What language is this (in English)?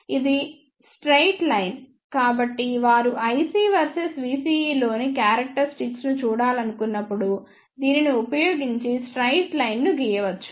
Telugu